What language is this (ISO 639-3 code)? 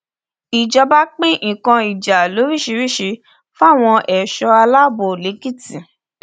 yor